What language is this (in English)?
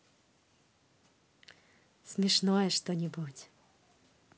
Russian